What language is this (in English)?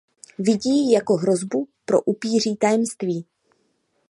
Czech